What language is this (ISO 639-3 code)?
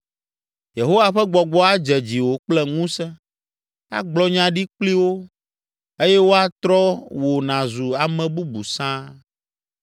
ewe